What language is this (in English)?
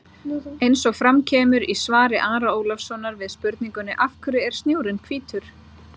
Icelandic